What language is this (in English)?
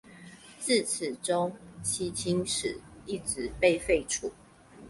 Chinese